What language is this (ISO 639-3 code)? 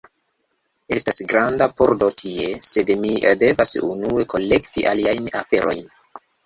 epo